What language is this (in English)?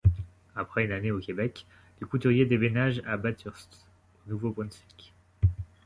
French